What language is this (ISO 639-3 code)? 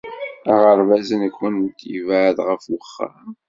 kab